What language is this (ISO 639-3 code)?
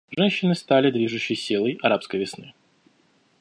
rus